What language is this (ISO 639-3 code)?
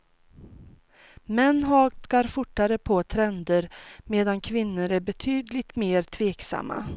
swe